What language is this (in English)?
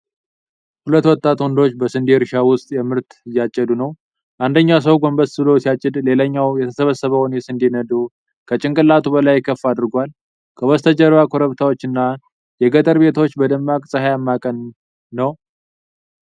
Amharic